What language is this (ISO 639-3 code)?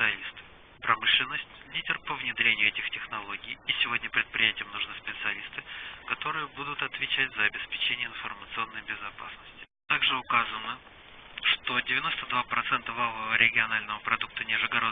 rus